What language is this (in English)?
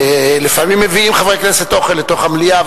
Hebrew